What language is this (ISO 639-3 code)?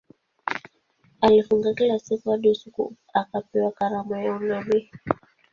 swa